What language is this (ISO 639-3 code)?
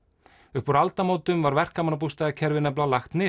isl